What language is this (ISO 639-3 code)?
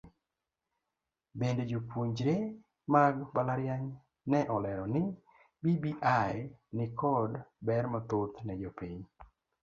luo